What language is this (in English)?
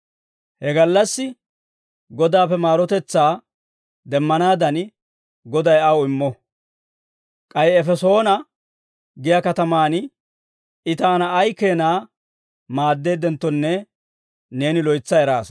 Dawro